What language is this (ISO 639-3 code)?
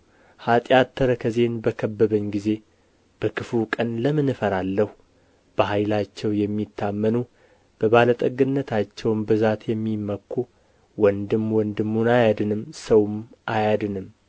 amh